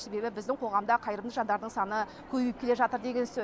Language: Kazakh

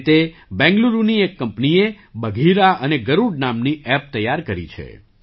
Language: Gujarati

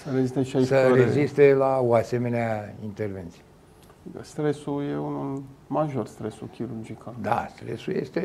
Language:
Romanian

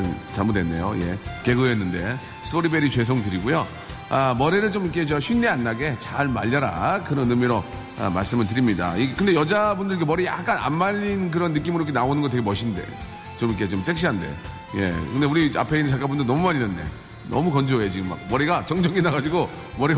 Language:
Korean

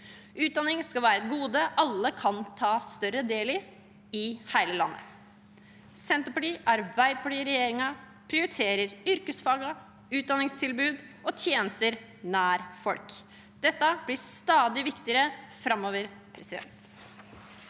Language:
Norwegian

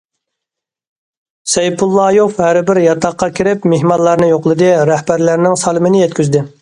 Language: Uyghur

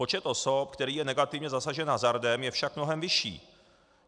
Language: Czech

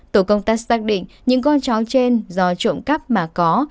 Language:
Vietnamese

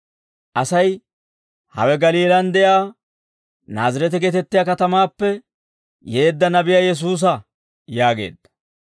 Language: Dawro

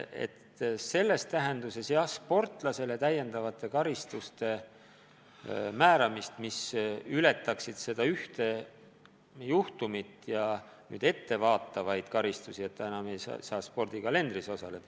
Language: Estonian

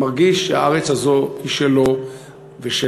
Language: Hebrew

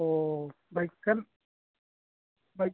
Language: Assamese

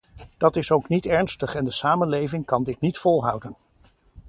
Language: Dutch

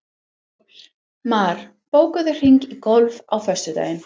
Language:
Icelandic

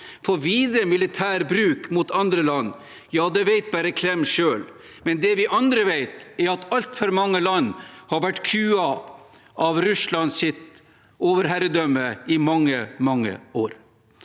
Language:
Norwegian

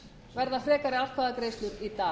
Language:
Icelandic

